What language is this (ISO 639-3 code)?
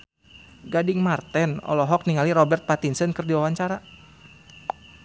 sun